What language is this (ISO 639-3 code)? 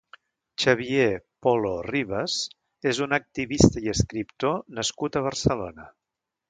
cat